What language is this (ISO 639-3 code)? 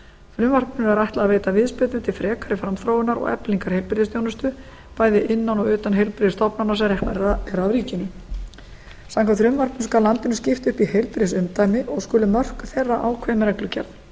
isl